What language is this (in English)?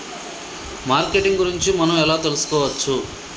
Telugu